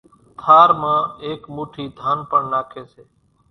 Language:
Kachi Koli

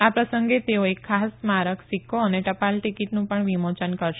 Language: Gujarati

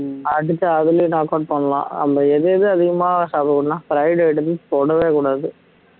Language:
Tamil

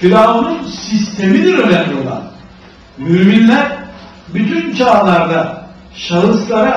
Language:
Turkish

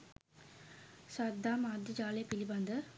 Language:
Sinhala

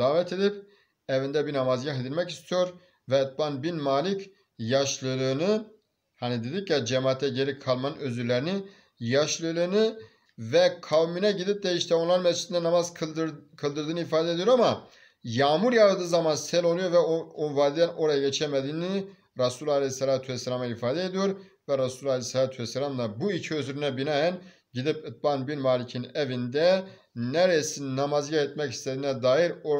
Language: Turkish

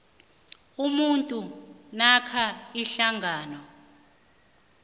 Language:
South Ndebele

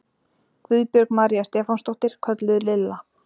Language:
Icelandic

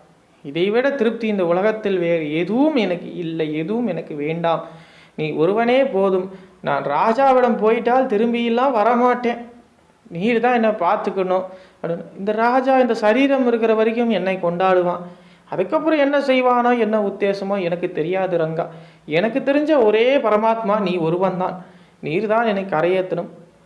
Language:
Tamil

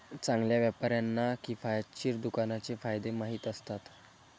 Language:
Marathi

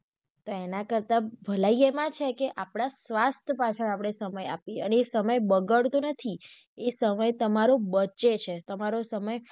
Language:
Gujarati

